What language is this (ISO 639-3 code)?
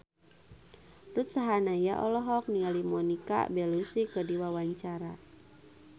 sun